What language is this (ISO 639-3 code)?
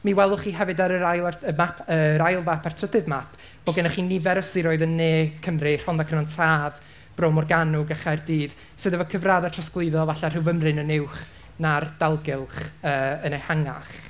cym